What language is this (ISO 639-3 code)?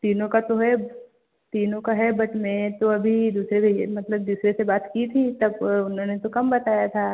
hin